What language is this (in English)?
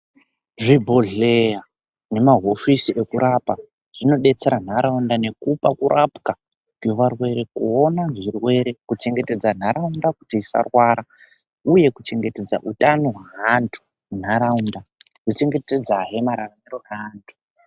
Ndau